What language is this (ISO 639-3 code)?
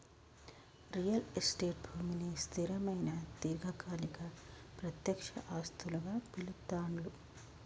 tel